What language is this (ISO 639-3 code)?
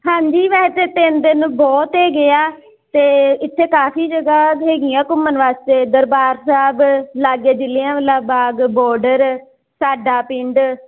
pan